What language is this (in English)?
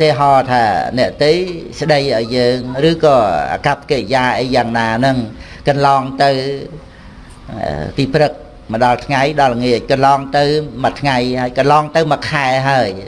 Vietnamese